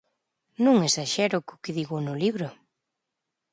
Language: Galician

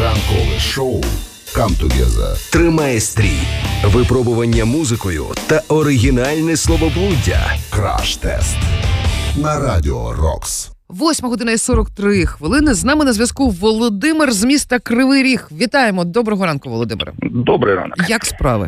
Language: Ukrainian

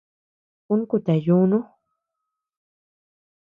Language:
Tepeuxila Cuicatec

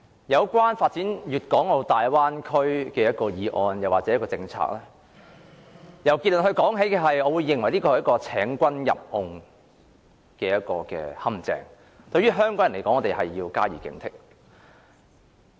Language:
Cantonese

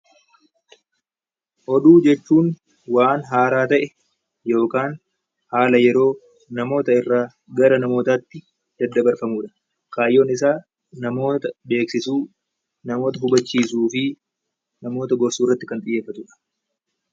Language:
Oromo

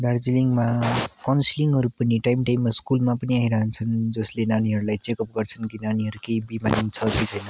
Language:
Nepali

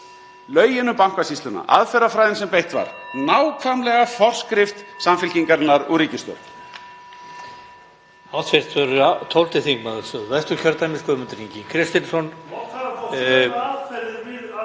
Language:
Icelandic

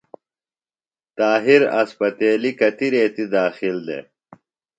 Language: Phalura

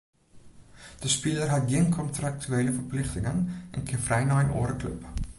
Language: Western Frisian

